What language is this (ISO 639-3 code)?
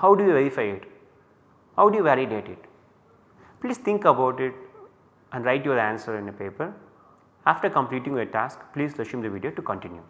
eng